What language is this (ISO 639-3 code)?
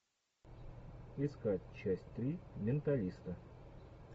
rus